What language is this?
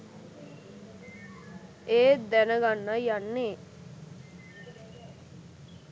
Sinhala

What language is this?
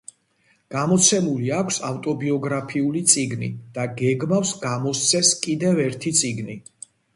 Georgian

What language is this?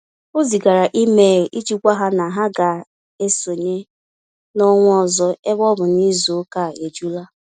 Igbo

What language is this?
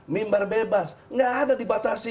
Indonesian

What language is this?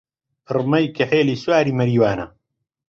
Central Kurdish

